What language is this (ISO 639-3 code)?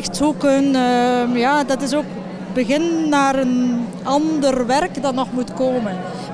nld